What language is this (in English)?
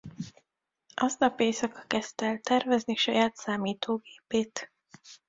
Hungarian